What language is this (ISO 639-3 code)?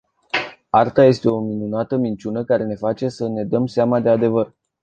ron